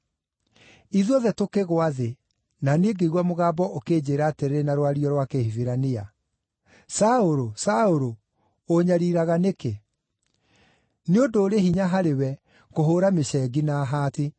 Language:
Kikuyu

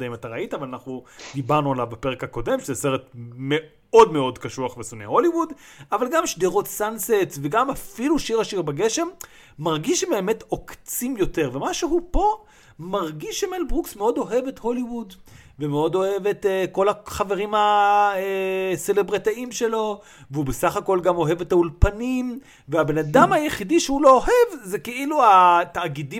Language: Hebrew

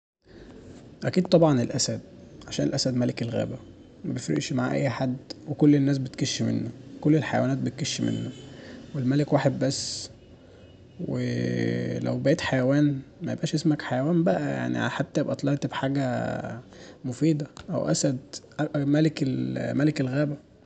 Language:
Egyptian Arabic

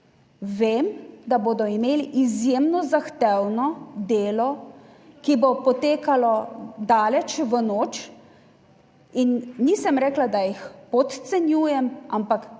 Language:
Slovenian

